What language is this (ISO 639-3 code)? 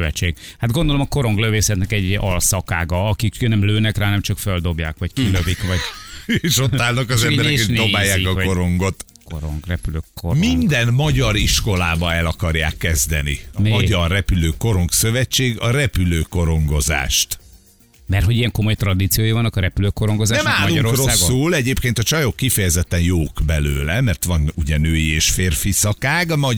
hun